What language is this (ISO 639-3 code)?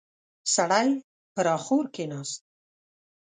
pus